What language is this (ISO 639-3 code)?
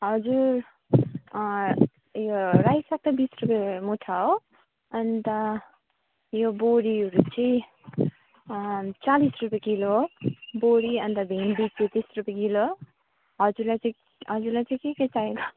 nep